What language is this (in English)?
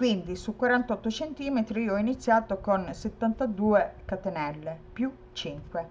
Italian